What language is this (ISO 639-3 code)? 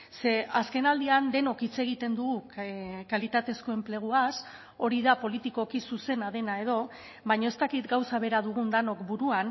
eus